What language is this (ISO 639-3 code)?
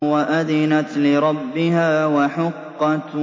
ara